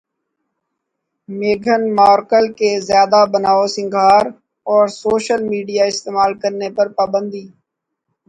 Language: Urdu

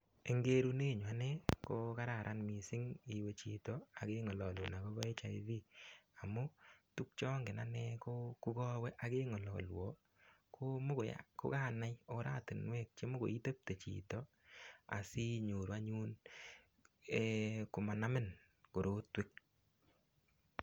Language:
Kalenjin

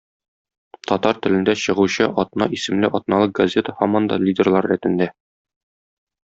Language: Tatar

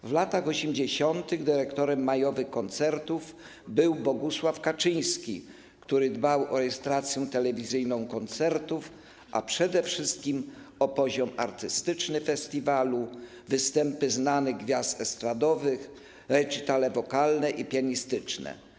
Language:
Polish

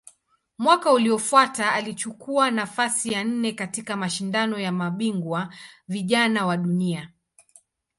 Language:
Swahili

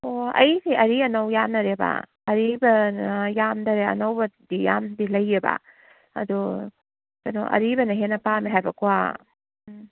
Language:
Manipuri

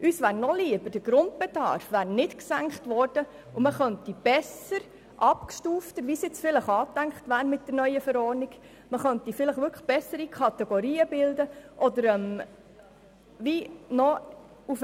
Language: Swiss German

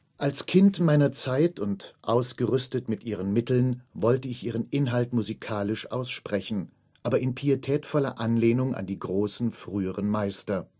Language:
German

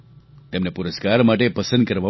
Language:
Gujarati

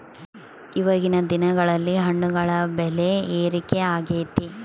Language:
Kannada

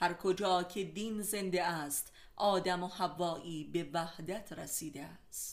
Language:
Persian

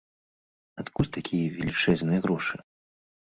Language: Belarusian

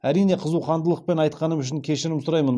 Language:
Kazakh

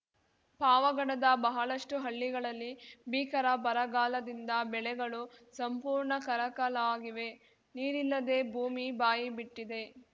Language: Kannada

